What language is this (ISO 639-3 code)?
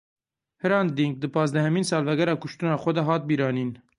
kur